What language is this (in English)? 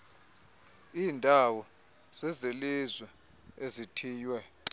Xhosa